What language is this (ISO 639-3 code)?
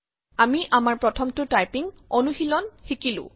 asm